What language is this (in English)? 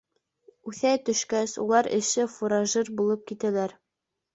Bashkir